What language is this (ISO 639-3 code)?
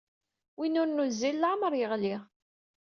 kab